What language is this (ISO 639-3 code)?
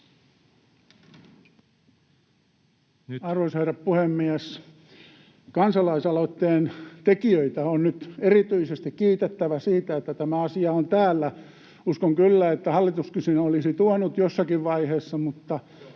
fin